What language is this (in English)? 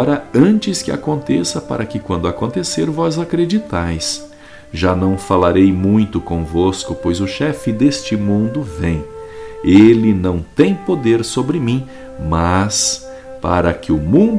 Portuguese